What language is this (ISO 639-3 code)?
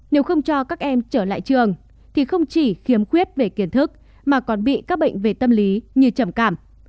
vie